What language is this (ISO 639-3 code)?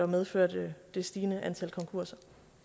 dan